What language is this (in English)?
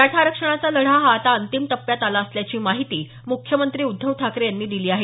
Marathi